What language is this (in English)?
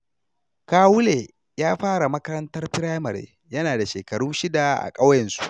Hausa